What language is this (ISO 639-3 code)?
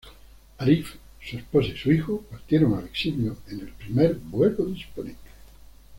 spa